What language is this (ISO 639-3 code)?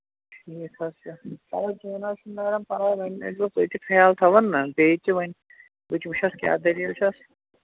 kas